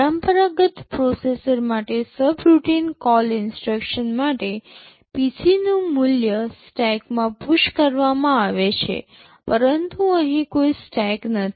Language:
Gujarati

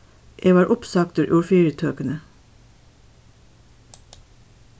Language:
Faroese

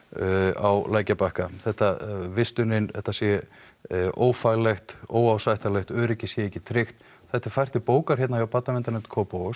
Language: Icelandic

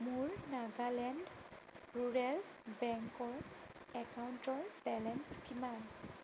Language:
Assamese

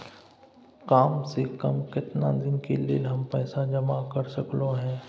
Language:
Maithili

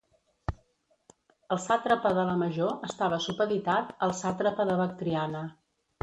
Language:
Catalan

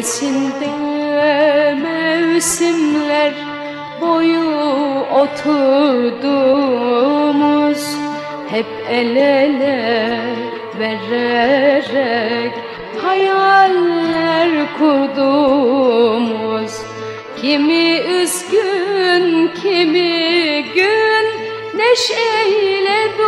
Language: Turkish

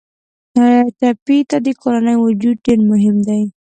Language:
Pashto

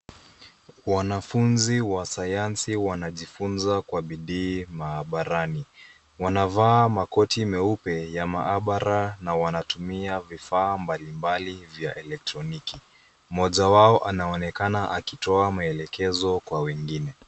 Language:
Swahili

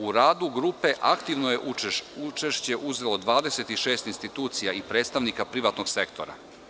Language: Serbian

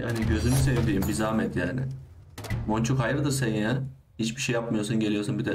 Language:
Turkish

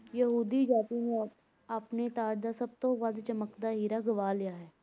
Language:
Punjabi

